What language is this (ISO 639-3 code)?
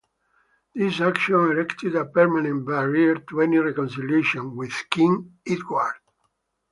eng